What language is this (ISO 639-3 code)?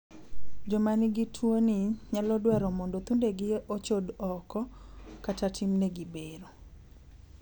luo